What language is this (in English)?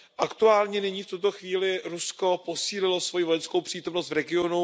Czech